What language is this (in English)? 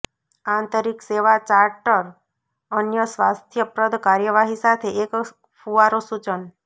Gujarati